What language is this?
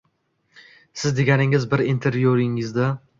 Uzbek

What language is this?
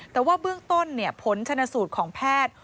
Thai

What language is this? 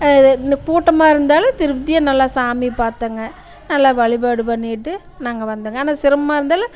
Tamil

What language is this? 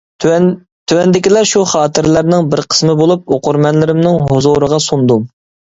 Uyghur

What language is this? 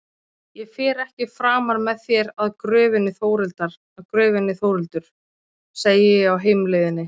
Icelandic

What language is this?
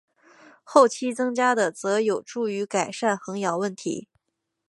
Chinese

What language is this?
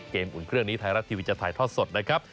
Thai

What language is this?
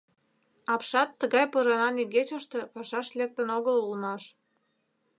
Mari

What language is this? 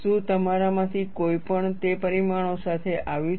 Gujarati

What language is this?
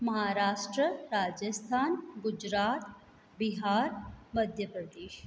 Sindhi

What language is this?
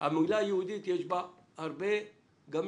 Hebrew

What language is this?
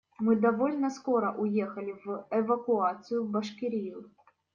Russian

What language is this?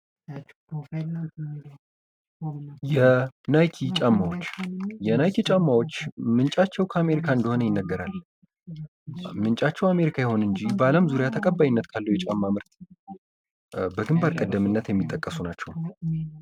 Amharic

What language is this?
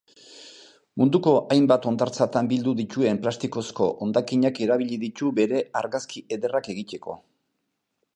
Basque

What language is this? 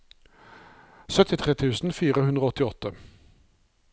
Norwegian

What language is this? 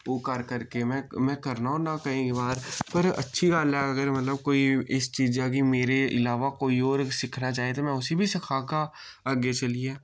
Dogri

